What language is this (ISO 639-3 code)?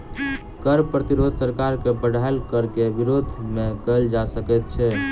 mai